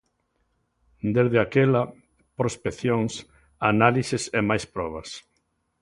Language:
Galician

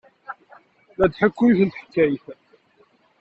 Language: Kabyle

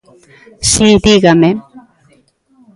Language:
Galician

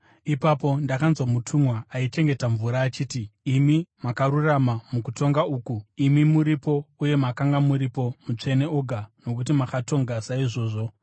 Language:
Shona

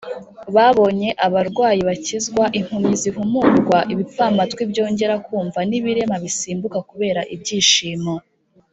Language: Kinyarwanda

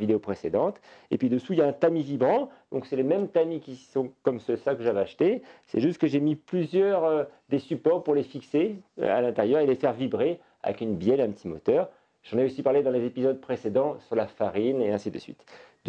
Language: French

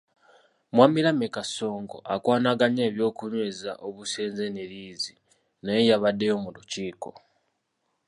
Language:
Ganda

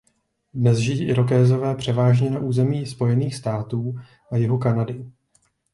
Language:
Czech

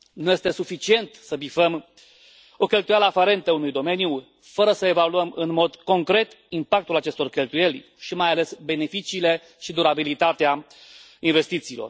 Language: Romanian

